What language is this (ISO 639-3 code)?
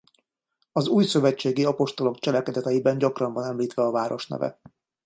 hun